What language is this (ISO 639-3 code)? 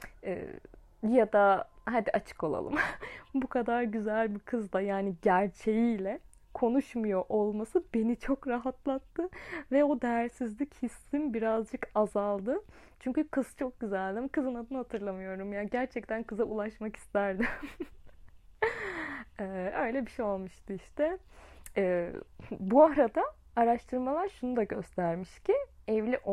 tur